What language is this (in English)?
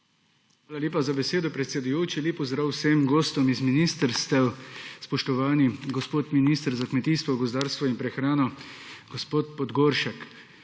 Slovenian